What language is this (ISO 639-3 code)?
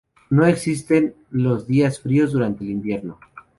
spa